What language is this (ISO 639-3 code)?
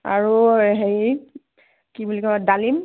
asm